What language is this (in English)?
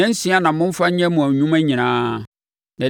Akan